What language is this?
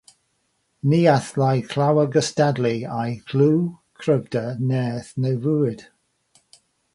Welsh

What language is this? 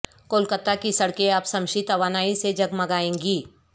Urdu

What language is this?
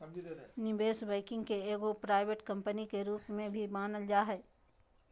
Magahi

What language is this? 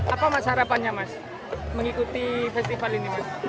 Indonesian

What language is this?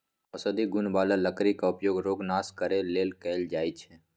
Magahi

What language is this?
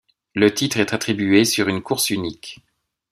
French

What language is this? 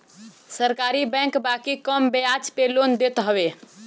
Bhojpuri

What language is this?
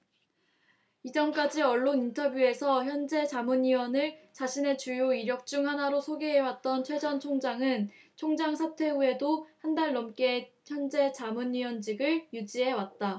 Korean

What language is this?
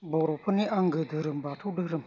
Bodo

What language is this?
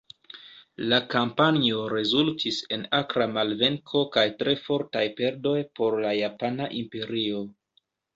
Esperanto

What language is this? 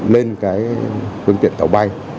Vietnamese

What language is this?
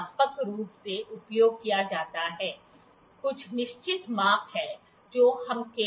Hindi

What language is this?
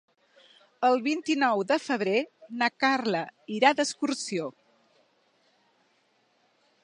Catalan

